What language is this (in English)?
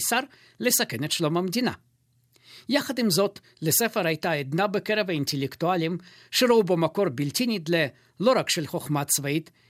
Hebrew